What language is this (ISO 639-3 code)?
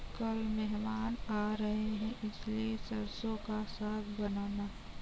hin